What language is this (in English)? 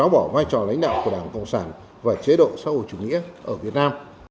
Vietnamese